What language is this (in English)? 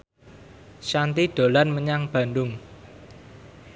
Javanese